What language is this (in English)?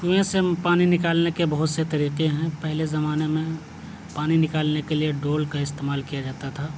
Urdu